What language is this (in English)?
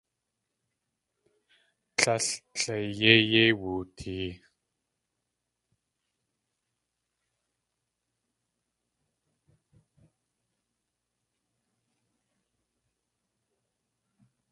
Tlingit